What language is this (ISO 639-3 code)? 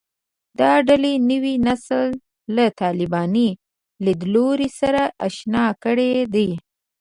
pus